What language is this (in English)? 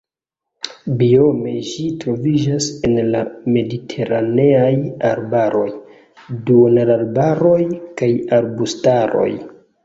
Esperanto